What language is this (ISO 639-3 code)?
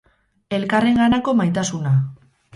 eus